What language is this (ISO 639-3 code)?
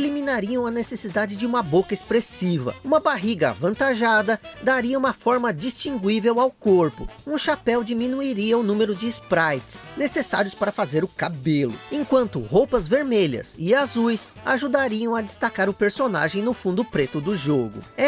por